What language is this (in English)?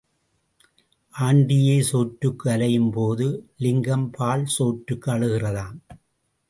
Tamil